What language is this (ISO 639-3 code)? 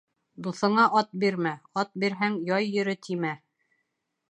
bak